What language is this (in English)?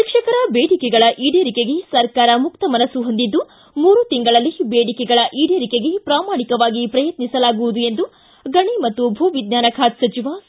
Kannada